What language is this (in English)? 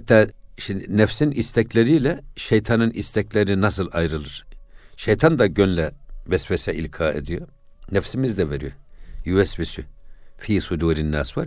Turkish